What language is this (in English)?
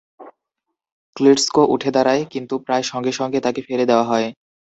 Bangla